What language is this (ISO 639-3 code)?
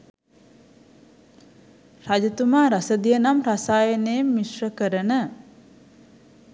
sin